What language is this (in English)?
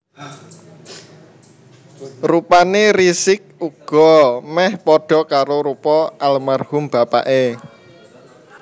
Javanese